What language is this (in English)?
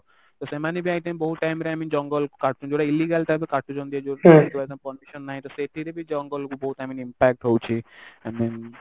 Odia